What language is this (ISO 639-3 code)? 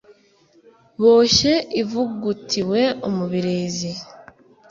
kin